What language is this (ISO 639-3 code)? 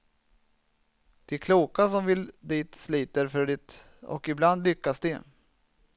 swe